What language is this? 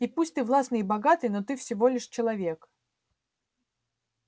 Russian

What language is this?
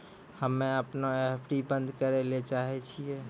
Maithili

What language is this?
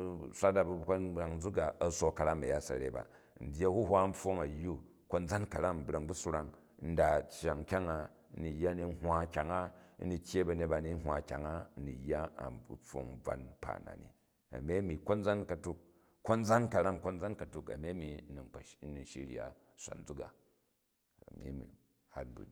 Jju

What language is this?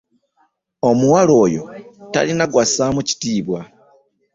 Ganda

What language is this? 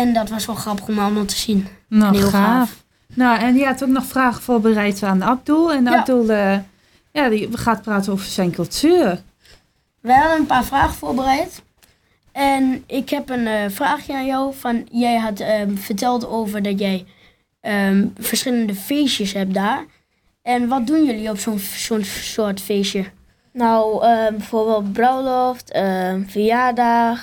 Dutch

